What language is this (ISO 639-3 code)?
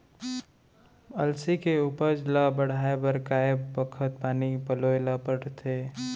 hne